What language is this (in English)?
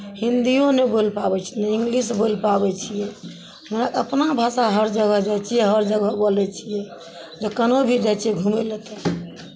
Maithili